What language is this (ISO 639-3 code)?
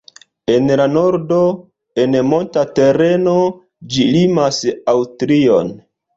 epo